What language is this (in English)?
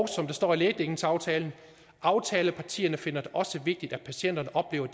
Danish